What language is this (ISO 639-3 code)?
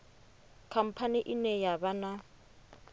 ven